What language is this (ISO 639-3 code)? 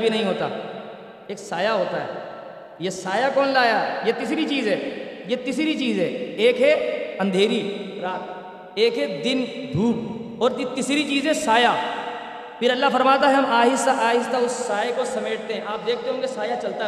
urd